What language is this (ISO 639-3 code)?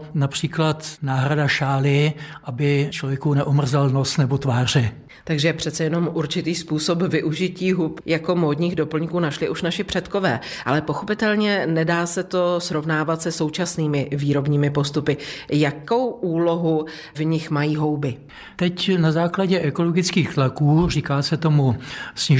ces